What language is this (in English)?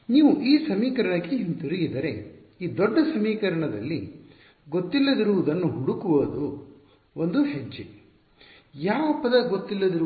Kannada